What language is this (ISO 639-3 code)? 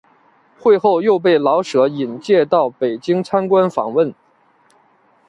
zho